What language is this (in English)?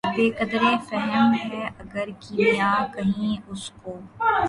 Urdu